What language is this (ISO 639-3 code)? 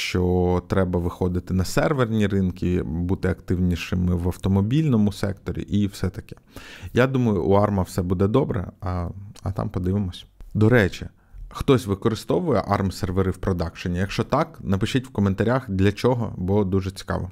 ukr